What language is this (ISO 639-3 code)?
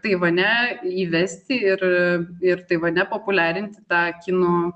lit